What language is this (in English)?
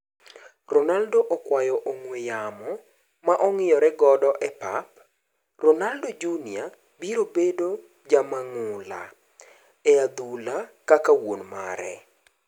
Luo (Kenya and Tanzania)